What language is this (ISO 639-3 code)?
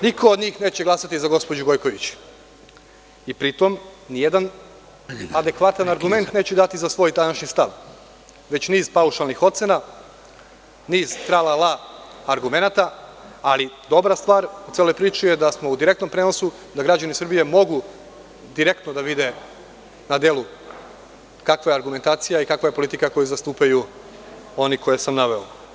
srp